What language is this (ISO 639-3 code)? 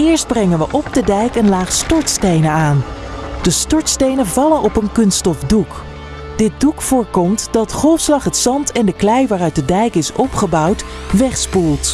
nld